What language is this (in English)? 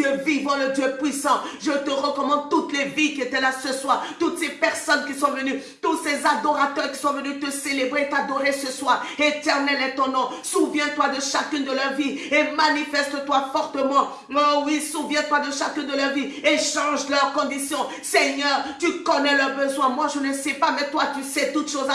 French